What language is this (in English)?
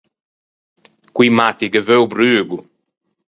Ligurian